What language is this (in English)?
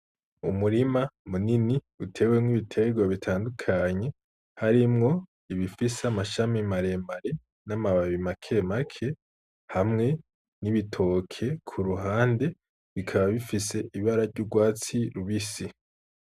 Rundi